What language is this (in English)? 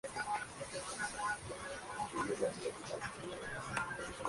Spanish